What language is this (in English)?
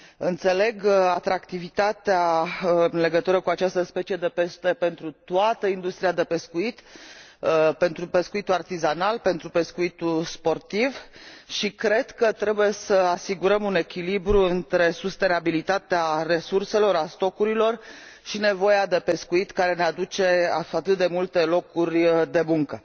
Romanian